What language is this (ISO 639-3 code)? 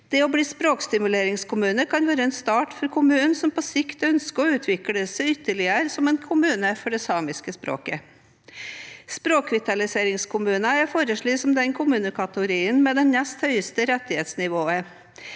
nor